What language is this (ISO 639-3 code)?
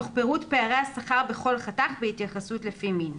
heb